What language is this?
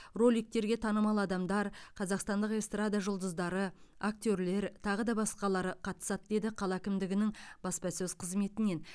Kazakh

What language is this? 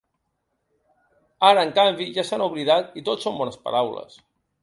Catalan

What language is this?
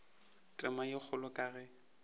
Northern Sotho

